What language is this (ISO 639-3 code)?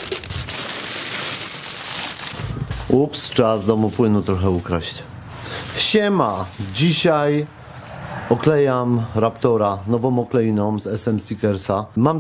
pol